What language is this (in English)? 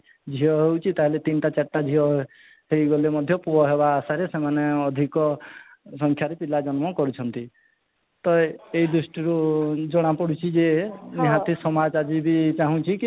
Odia